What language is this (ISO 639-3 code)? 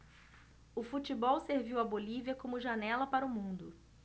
por